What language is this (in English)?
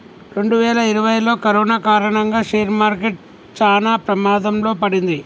Telugu